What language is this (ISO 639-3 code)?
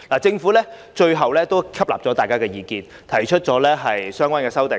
yue